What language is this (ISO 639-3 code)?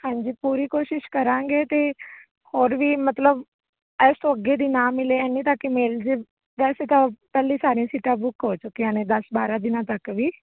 pan